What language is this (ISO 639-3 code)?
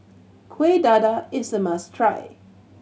eng